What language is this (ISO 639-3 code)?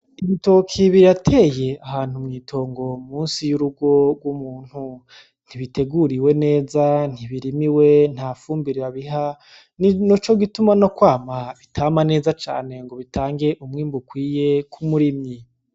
run